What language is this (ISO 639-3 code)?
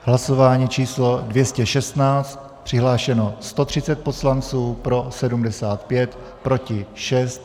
ces